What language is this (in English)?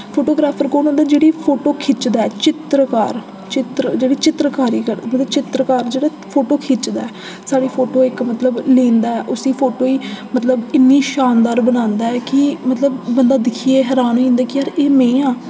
Dogri